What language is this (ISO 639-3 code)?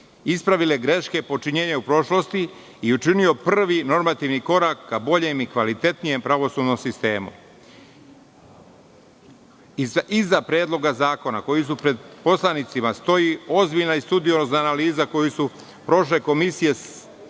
srp